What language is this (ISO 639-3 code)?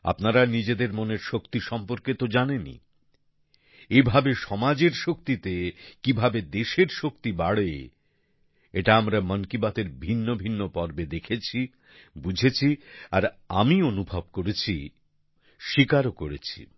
ben